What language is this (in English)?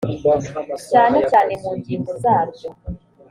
Kinyarwanda